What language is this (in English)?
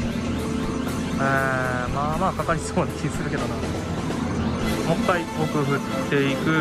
Japanese